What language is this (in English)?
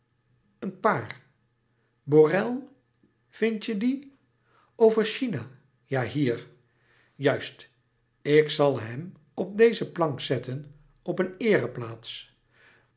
Dutch